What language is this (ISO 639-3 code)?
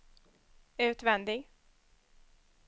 swe